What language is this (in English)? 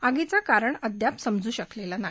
Marathi